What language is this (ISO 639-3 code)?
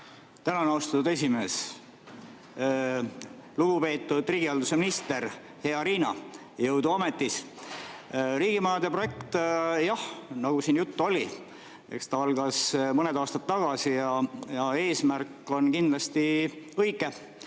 est